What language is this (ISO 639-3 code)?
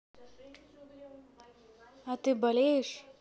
rus